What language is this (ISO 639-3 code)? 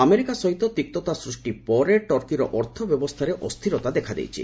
ori